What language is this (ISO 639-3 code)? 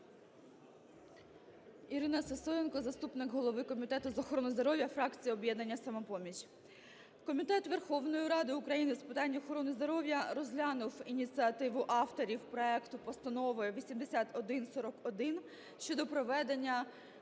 ukr